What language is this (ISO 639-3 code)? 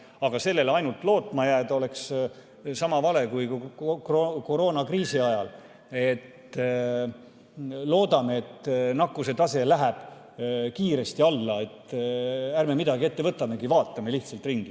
est